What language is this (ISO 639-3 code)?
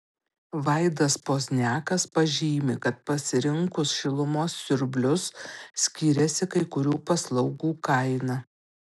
lit